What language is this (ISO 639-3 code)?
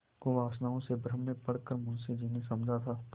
hin